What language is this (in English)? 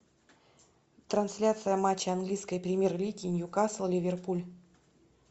Russian